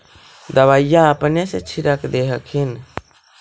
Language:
Magahi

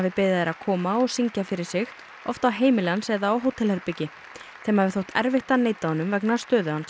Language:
Icelandic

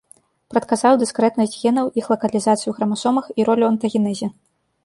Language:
Belarusian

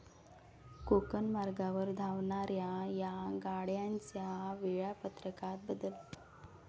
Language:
Marathi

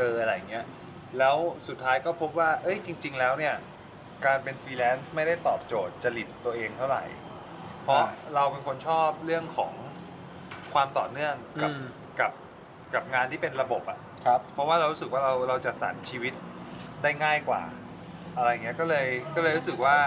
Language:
Thai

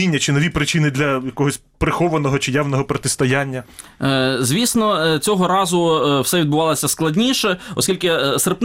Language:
Ukrainian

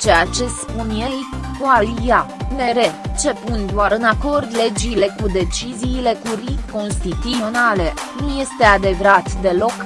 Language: Romanian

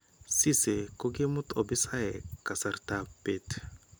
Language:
Kalenjin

